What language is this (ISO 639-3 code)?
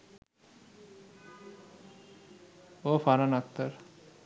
ben